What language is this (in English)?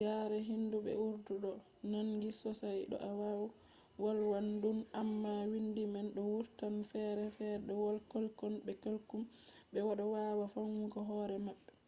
Fula